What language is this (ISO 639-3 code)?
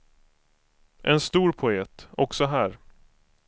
swe